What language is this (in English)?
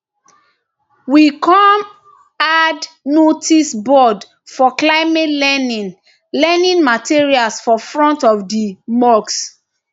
Nigerian Pidgin